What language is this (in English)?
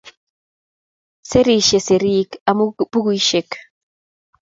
Kalenjin